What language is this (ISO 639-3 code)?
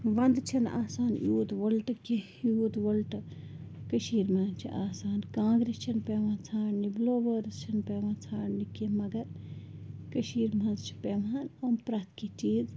kas